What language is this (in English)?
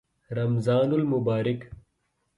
Urdu